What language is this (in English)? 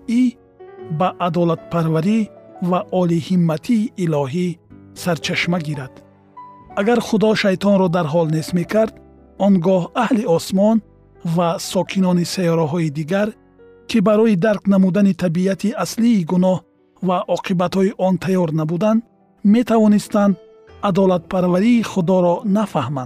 Persian